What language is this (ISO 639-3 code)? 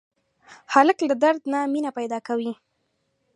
pus